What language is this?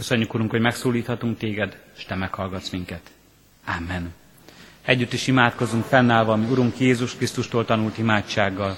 Hungarian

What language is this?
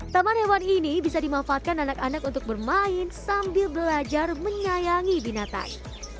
Indonesian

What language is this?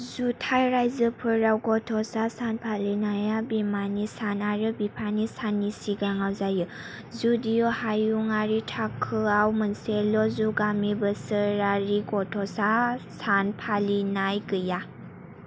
Bodo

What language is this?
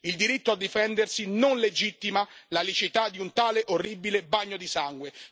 Italian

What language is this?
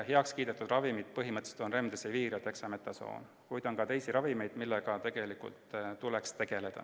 Estonian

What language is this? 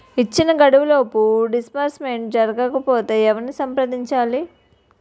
Telugu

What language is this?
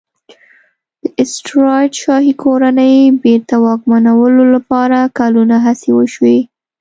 Pashto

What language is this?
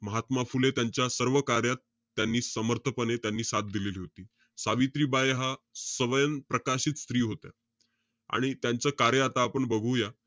Marathi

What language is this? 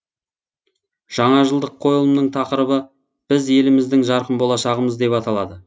Kazakh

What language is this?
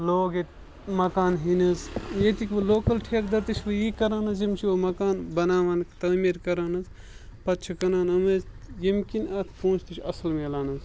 Kashmiri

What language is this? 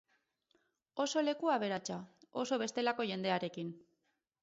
Basque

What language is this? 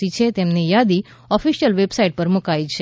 Gujarati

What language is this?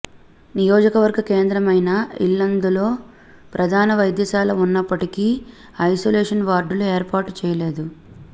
Telugu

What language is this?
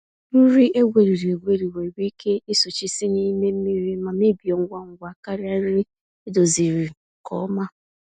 Igbo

